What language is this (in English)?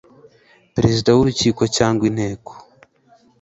Kinyarwanda